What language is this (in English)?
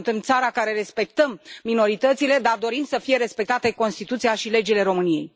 Romanian